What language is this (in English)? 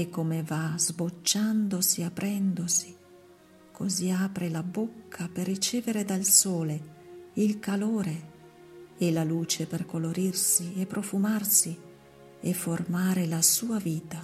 Italian